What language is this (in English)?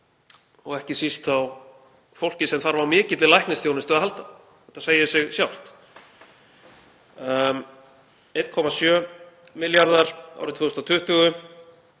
Icelandic